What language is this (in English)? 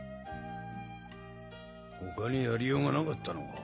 Japanese